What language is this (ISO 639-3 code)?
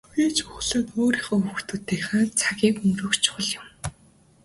mon